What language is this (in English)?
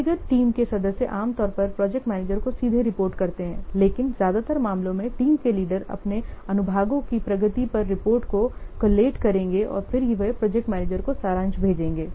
Hindi